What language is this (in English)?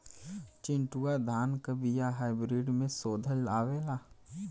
Bhojpuri